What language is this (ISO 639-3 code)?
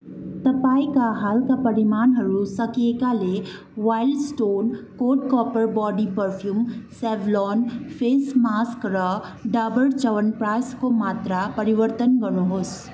nep